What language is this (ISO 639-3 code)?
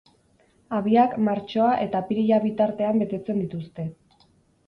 eus